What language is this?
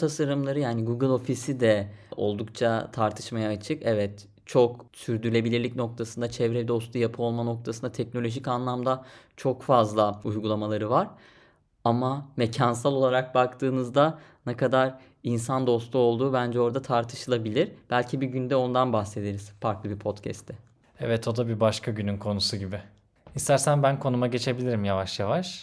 Turkish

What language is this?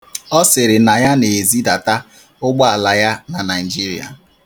Igbo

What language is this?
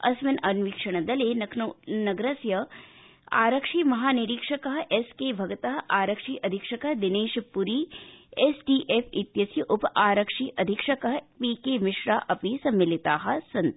Sanskrit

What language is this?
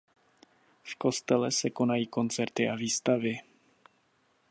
Czech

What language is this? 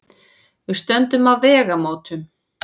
Icelandic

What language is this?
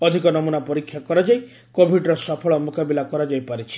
Odia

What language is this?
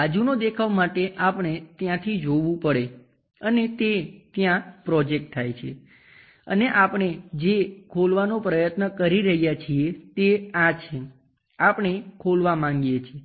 Gujarati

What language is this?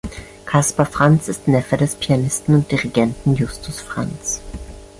German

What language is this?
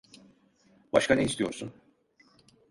Turkish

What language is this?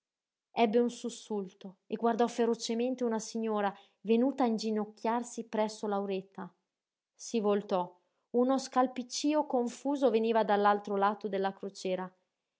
Italian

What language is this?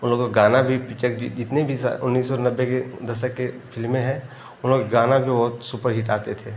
Hindi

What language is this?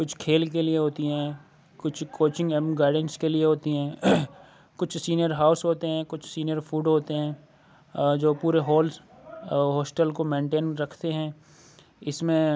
Urdu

